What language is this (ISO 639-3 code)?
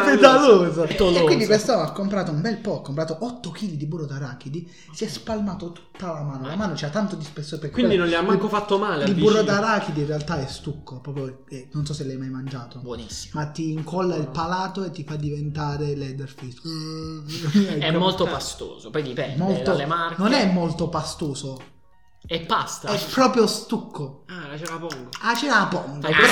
ita